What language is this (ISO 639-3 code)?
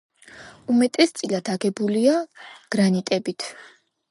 kat